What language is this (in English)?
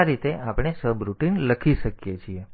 Gujarati